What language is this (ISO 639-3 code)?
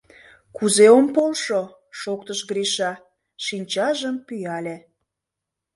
chm